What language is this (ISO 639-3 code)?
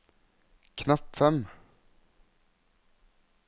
nor